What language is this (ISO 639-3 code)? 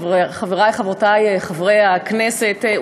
heb